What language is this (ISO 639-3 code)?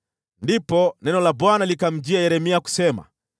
swa